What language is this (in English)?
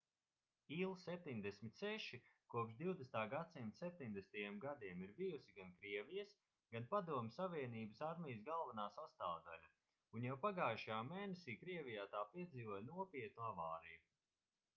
Latvian